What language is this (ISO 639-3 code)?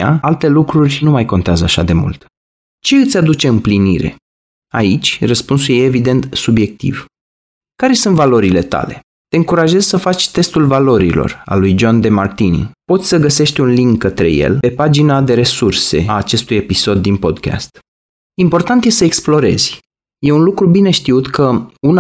ron